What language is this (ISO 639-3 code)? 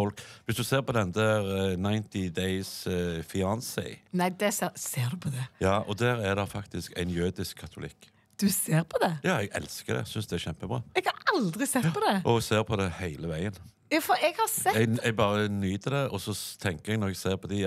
nor